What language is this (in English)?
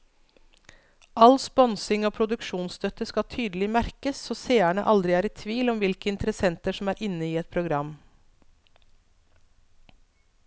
Norwegian